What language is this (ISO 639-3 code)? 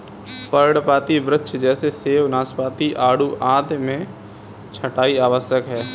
hin